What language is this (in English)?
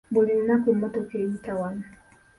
Ganda